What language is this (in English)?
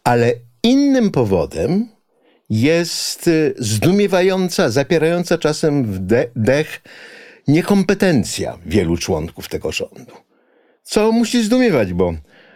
Polish